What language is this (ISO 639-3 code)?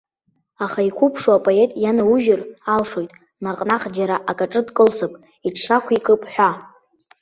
abk